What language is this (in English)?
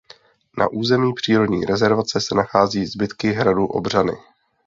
Czech